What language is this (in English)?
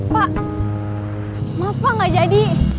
Indonesian